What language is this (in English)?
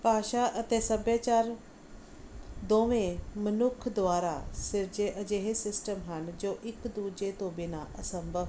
Punjabi